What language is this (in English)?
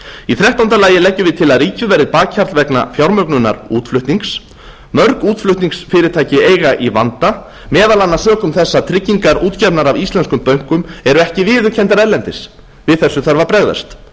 Icelandic